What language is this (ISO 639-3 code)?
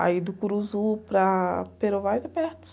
por